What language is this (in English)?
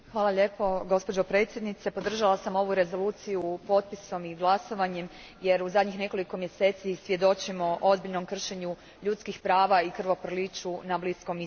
Croatian